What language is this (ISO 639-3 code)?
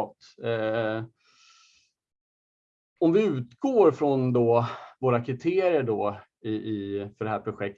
swe